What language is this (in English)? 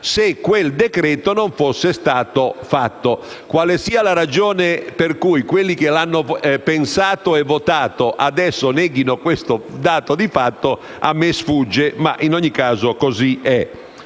Italian